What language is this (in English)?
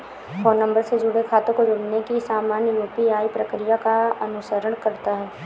Hindi